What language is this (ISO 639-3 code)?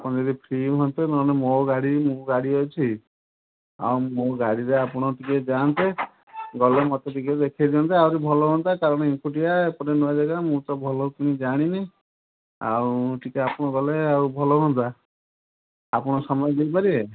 ori